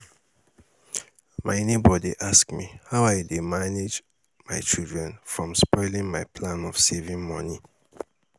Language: Nigerian Pidgin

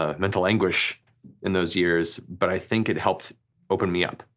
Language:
English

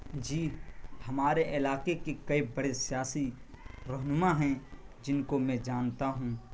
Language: Urdu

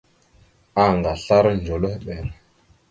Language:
Mada (Cameroon)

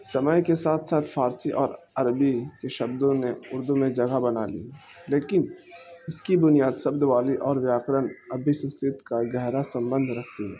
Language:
Urdu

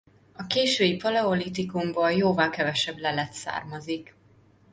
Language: Hungarian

